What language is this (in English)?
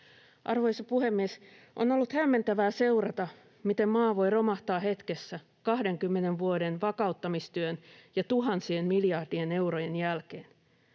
Finnish